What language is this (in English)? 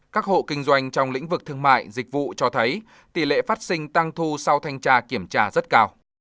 Vietnamese